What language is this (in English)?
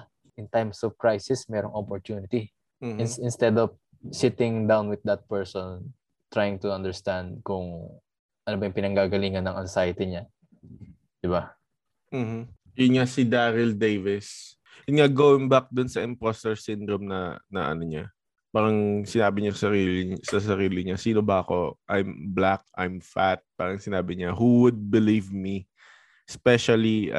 Filipino